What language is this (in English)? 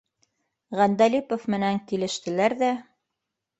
Bashkir